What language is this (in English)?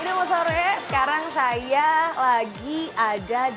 Indonesian